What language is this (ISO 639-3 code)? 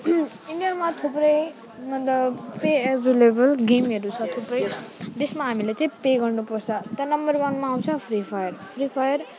nep